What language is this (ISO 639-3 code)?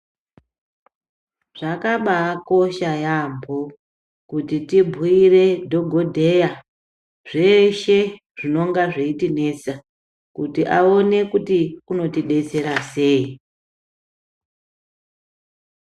ndc